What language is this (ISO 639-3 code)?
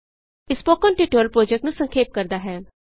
pan